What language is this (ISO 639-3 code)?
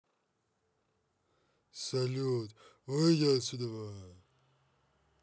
rus